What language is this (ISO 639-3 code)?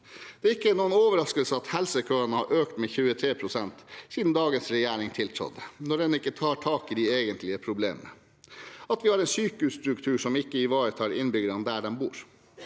nor